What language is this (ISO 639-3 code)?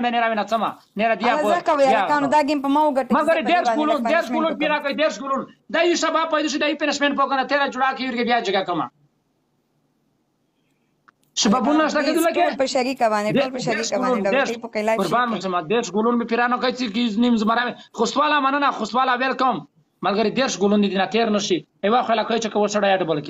ara